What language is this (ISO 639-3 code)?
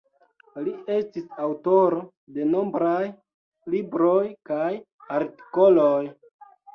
epo